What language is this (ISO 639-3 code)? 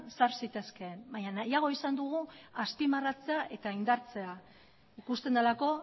eus